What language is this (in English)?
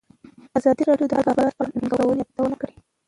Pashto